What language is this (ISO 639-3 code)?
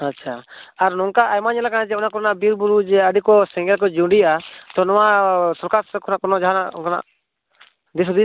sat